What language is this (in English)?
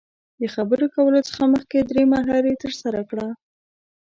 Pashto